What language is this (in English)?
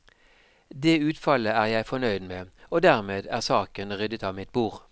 Norwegian